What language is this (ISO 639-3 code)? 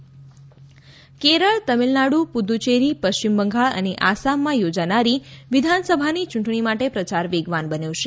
guj